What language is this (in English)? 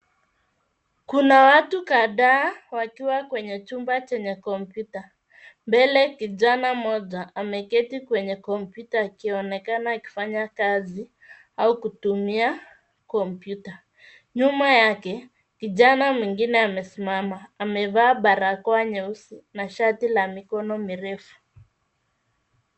Swahili